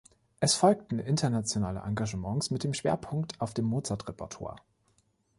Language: German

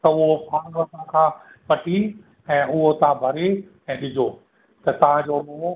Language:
Sindhi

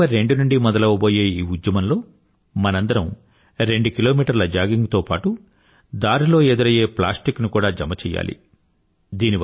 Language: Telugu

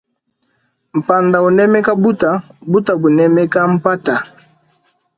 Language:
Luba-Lulua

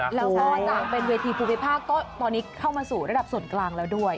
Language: Thai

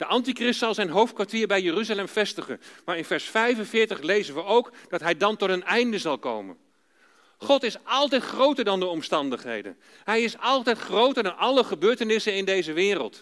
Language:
Dutch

